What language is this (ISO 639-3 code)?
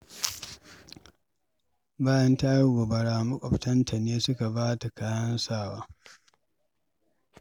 hau